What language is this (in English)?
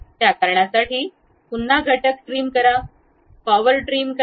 Marathi